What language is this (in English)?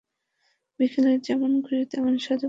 Bangla